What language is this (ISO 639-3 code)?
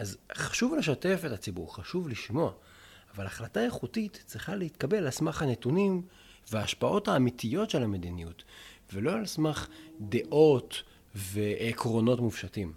heb